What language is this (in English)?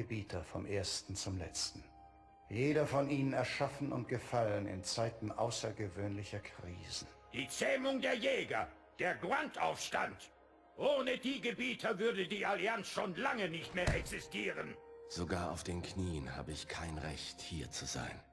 German